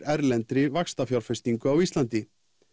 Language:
Icelandic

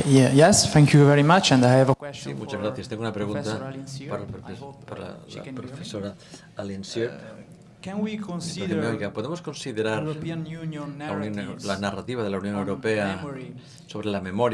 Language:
Spanish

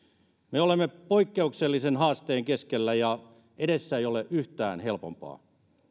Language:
Finnish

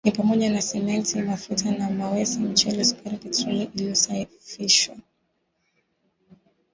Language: Swahili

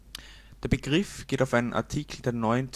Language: German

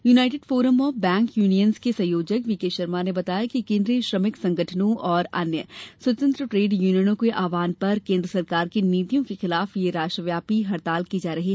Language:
Hindi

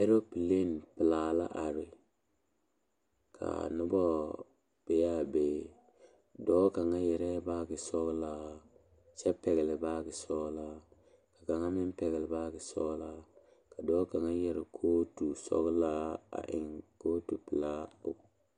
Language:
Southern Dagaare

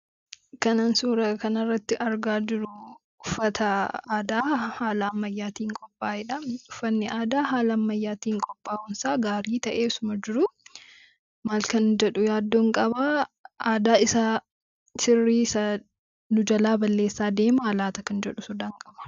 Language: Oromo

